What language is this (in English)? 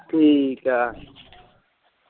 Punjabi